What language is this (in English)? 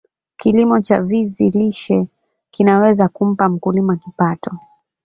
Swahili